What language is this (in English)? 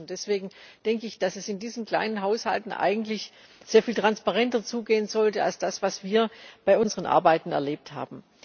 German